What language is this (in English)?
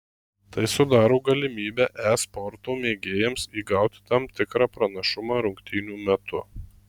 Lithuanian